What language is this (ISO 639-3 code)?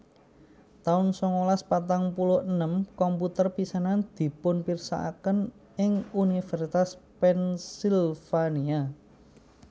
jav